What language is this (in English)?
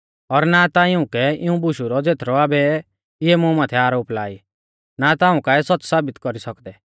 Mahasu Pahari